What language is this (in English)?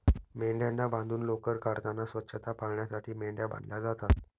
Marathi